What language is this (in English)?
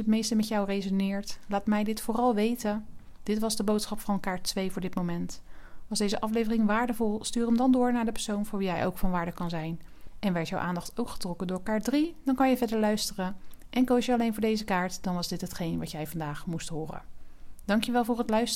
Dutch